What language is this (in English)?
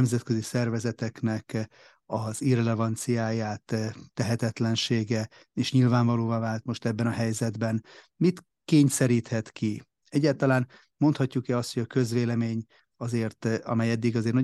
Hungarian